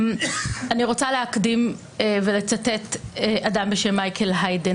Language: Hebrew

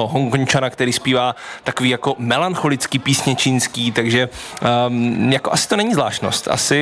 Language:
Czech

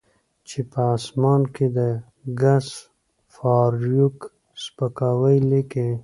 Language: Pashto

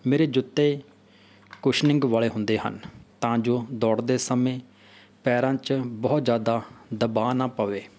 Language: Punjabi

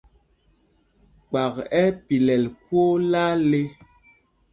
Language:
Mpumpong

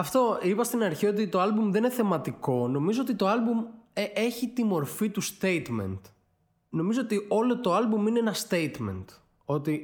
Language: Greek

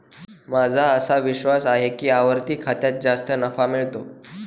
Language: Marathi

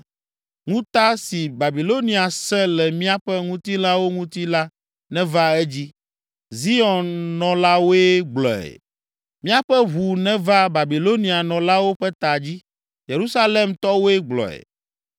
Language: Ewe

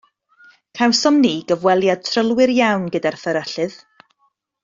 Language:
Welsh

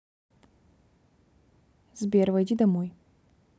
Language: Russian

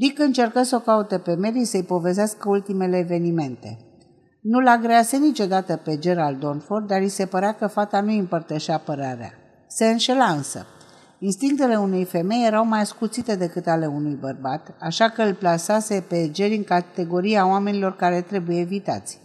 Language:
Romanian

